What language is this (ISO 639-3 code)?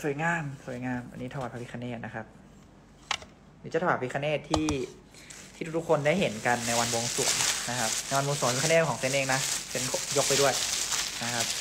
tha